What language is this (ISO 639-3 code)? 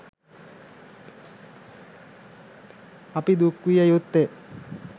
sin